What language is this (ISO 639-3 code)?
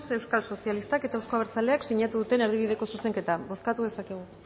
eus